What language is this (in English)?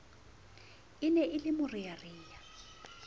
Southern Sotho